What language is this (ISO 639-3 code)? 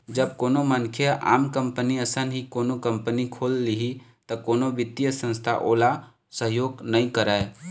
hne